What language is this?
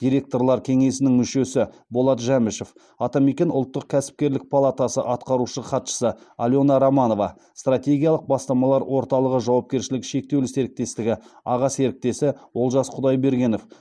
Kazakh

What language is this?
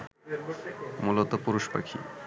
Bangla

